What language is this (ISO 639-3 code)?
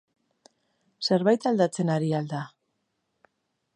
eus